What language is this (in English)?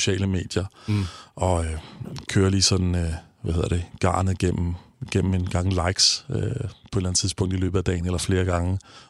Danish